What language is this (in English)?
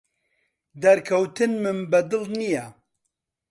Central Kurdish